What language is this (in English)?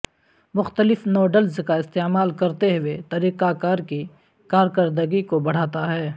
Urdu